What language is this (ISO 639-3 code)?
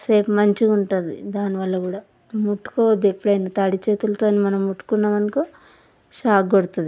tel